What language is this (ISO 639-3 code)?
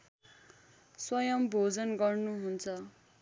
nep